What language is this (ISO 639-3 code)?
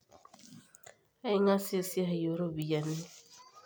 mas